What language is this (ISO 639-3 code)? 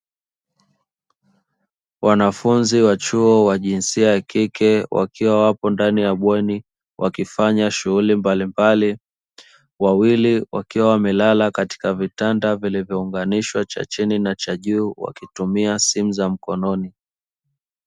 swa